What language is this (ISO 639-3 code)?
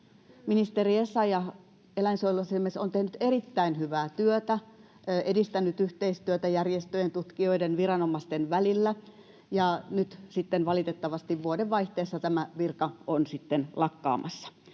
fin